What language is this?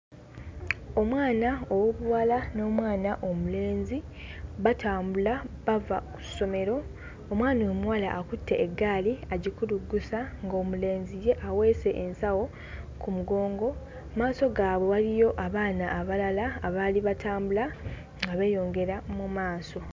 Ganda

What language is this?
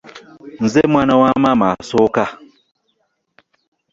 Ganda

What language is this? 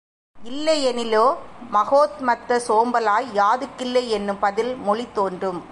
Tamil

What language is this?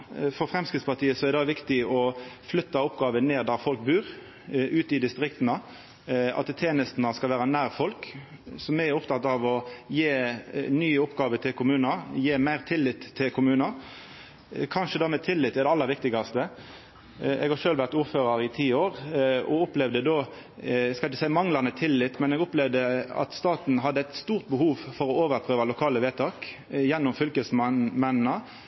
Norwegian Nynorsk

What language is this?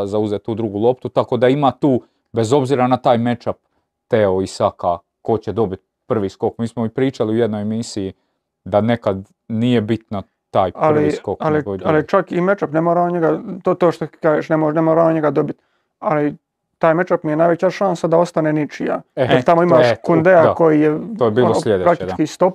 Croatian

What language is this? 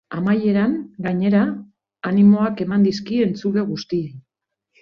Basque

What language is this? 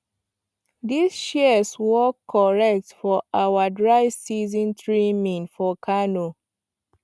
Nigerian Pidgin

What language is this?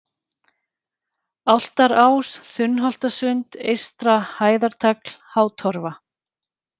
Icelandic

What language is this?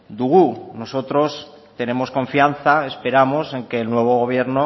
Spanish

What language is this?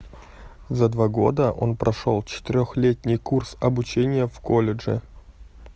Russian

